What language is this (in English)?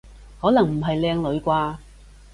Cantonese